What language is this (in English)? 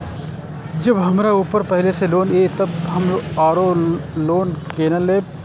Maithili